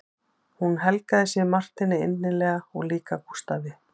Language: Icelandic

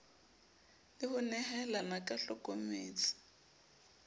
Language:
Southern Sotho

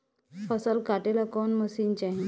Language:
Bhojpuri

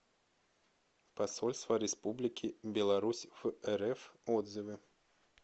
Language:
Russian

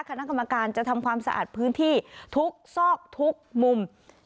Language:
Thai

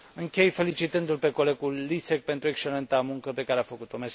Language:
Romanian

